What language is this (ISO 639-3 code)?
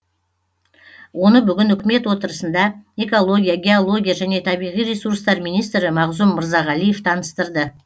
kaz